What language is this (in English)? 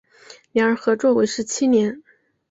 Chinese